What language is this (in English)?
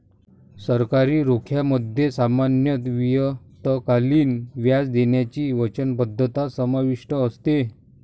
Marathi